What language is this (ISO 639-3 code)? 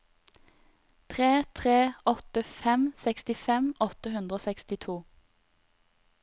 nor